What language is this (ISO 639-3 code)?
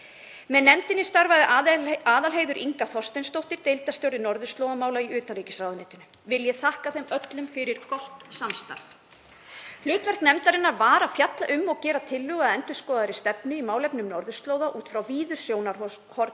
isl